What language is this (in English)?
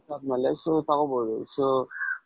Kannada